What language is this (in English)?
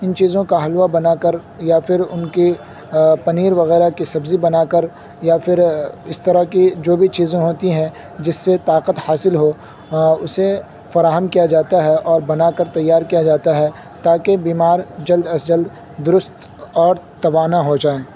Urdu